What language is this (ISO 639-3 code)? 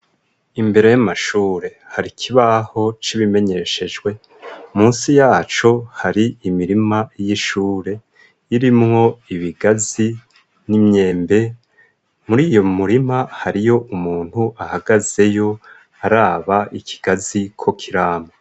run